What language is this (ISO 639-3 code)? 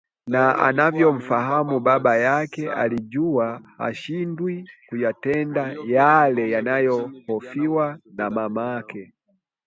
swa